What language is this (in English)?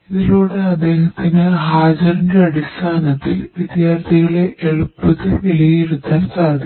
Malayalam